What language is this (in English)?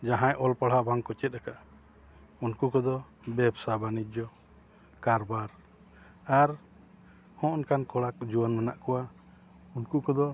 Santali